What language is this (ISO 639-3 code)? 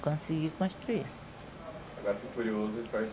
por